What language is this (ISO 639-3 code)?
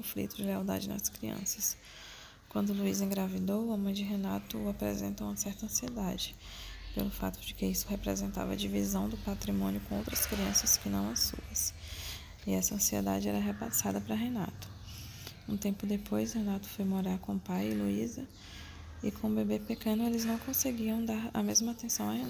por